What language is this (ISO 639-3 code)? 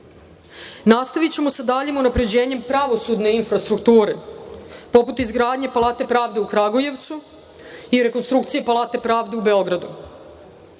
srp